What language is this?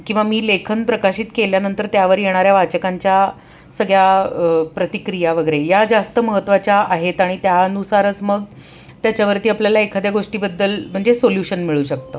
Marathi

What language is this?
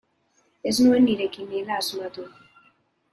Basque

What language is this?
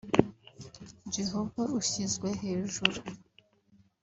Kinyarwanda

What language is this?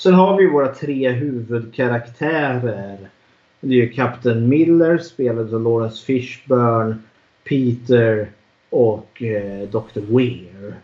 Swedish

